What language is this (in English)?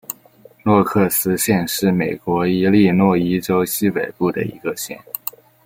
Chinese